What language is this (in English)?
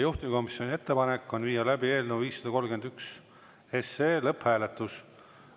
Estonian